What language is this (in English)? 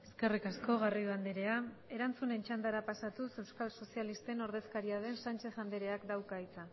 Basque